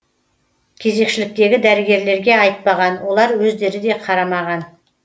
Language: Kazakh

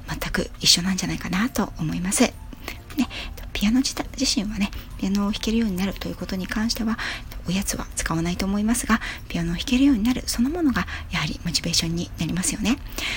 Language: Japanese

